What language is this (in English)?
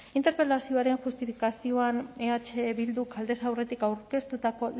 Basque